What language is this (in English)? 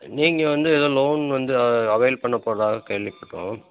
Tamil